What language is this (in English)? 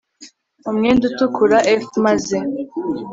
Kinyarwanda